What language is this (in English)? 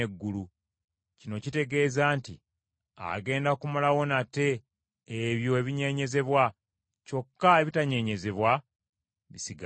Ganda